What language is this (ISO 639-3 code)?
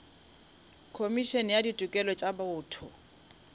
nso